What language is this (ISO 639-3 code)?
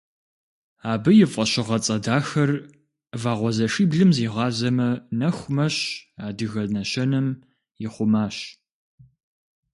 kbd